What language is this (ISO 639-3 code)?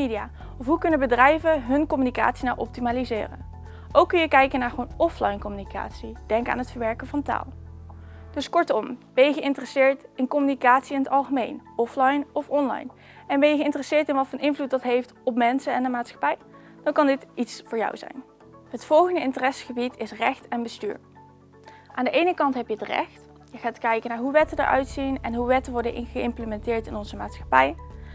nld